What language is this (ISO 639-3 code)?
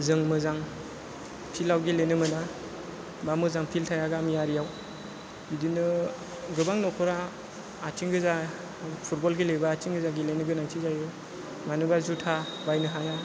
brx